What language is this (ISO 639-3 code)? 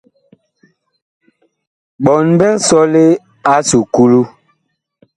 bkh